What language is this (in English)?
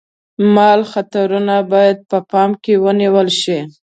Pashto